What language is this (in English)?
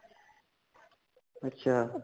Punjabi